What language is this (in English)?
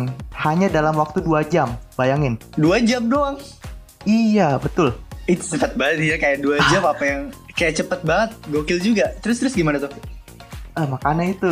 Indonesian